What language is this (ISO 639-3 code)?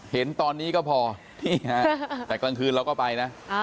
tha